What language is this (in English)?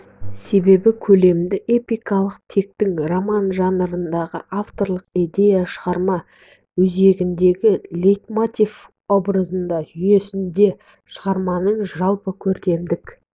Kazakh